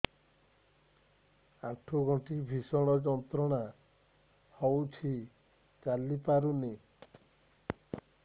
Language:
Odia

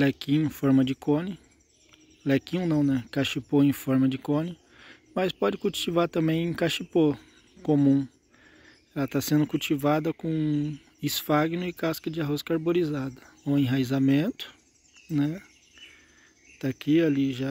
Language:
Portuguese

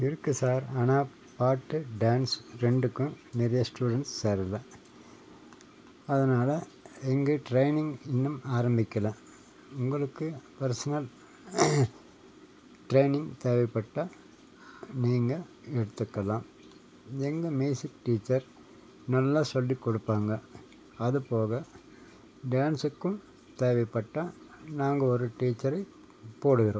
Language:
Tamil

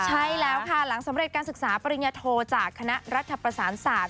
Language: Thai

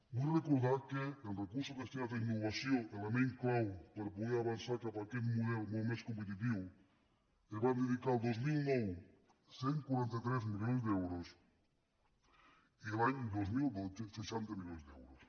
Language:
Catalan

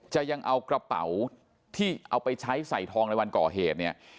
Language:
Thai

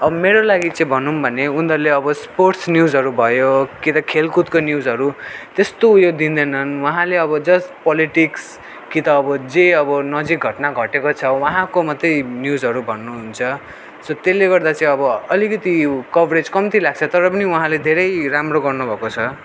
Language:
Nepali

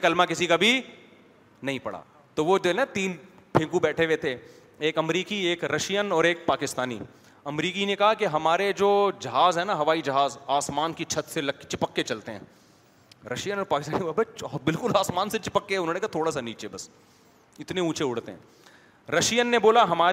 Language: Urdu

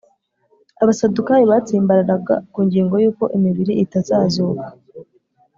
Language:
Kinyarwanda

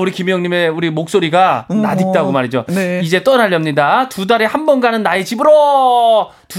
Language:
Korean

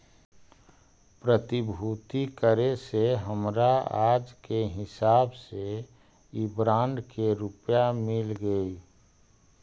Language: Magahi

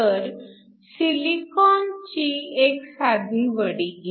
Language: Marathi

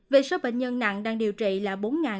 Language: Vietnamese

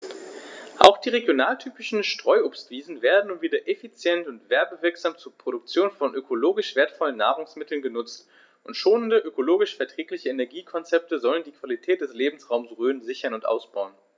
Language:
German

